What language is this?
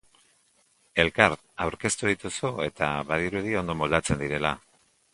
Basque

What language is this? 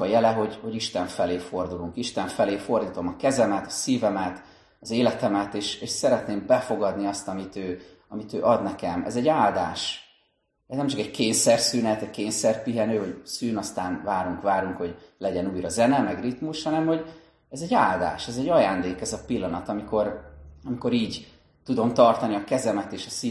Hungarian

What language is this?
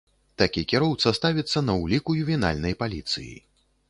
Belarusian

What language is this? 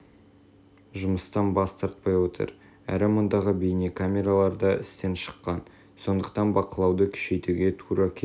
Kazakh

